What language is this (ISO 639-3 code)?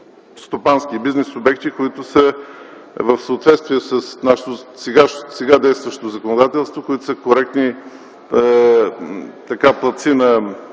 bul